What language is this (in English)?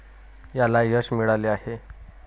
Marathi